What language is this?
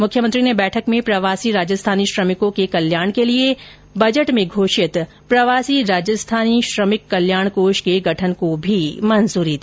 Hindi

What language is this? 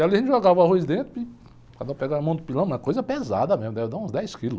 Portuguese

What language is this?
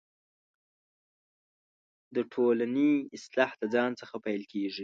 Pashto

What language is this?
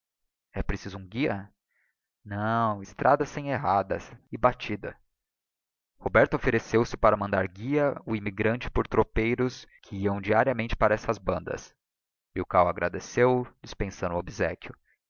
Portuguese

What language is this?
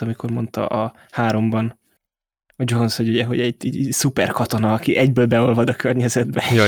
Hungarian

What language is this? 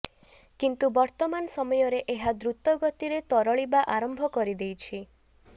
Odia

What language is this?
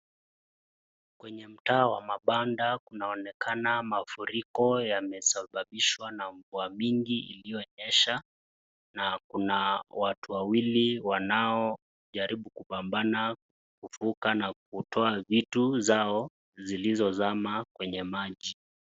Swahili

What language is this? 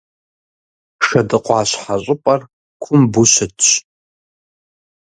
Kabardian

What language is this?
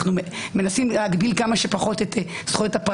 Hebrew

